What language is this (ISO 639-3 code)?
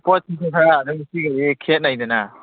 mni